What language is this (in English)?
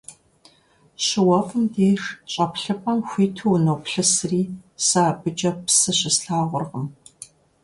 Kabardian